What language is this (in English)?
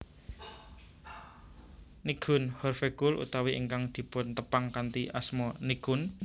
Javanese